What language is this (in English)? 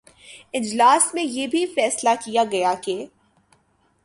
Urdu